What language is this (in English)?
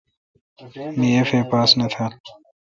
Kalkoti